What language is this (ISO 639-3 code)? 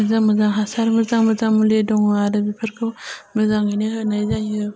brx